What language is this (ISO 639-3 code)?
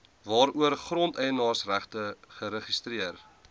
afr